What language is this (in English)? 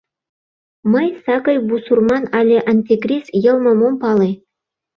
Mari